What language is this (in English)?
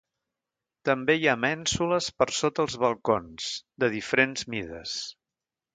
Catalan